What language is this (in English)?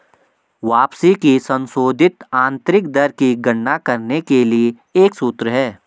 Hindi